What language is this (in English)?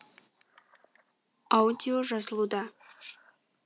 Kazakh